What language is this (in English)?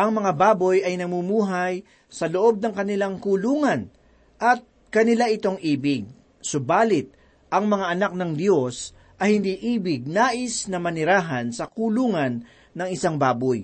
Filipino